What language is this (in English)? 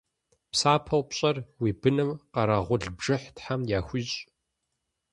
Kabardian